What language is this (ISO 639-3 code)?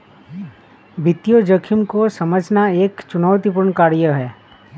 hin